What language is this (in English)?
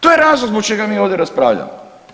Croatian